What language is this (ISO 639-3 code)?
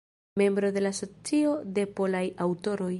epo